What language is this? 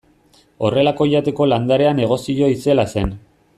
Basque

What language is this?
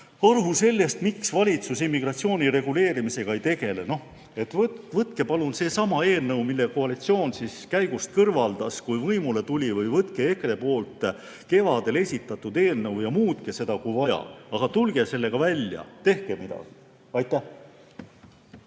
Estonian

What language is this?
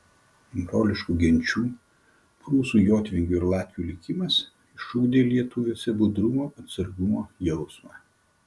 Lithuanian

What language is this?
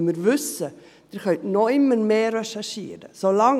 Swiss German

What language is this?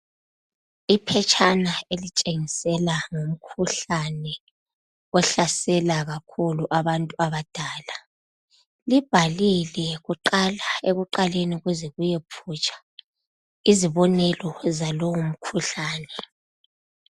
North Ndebele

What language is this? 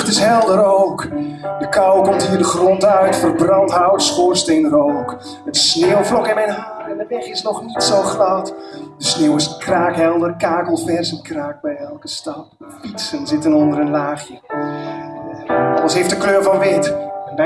Dutch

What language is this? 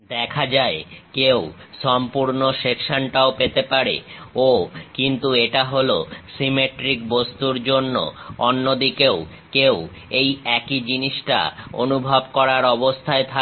Bangla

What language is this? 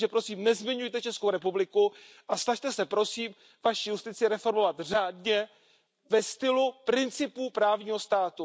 Czech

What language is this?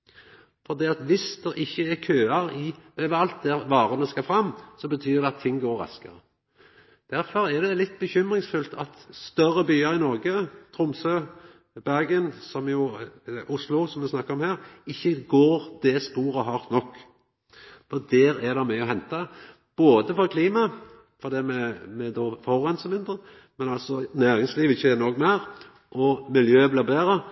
Norwegian Nynorsk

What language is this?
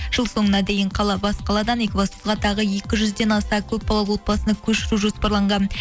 Kazakh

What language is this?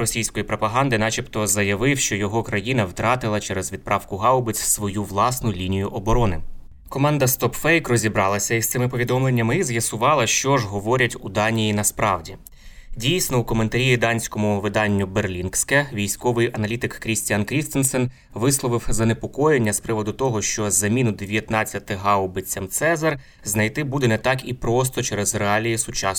Ukrainian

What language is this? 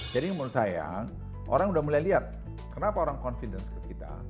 Indonesian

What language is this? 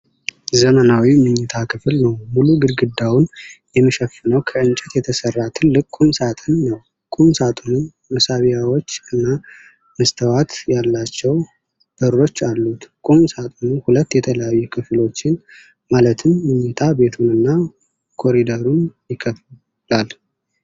Amharic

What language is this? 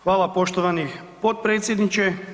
Croatian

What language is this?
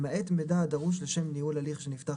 Hebrew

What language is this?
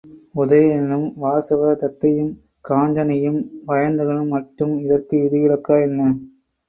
Tamil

